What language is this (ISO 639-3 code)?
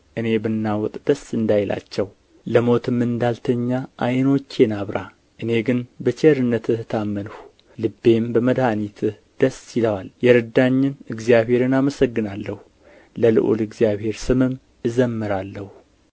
amh